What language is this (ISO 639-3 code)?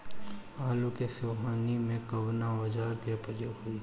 bho